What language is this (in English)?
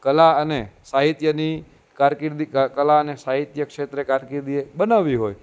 Gujarati